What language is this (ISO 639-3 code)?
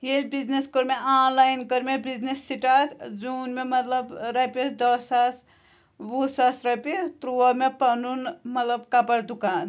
kas